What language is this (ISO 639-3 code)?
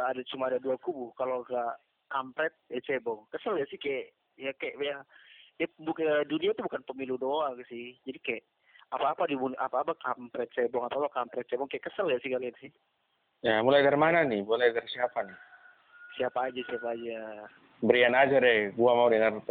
ind